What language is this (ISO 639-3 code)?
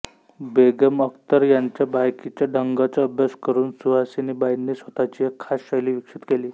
mar